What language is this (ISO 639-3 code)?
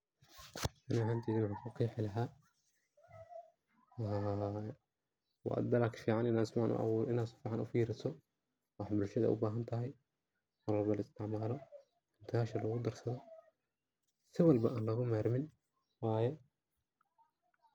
som